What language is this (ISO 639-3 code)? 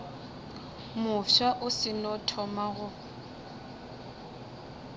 nso